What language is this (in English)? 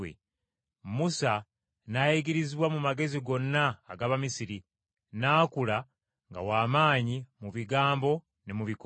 Ganda